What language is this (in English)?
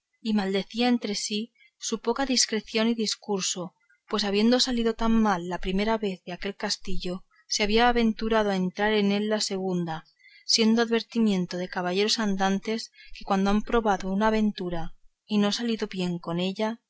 Spanish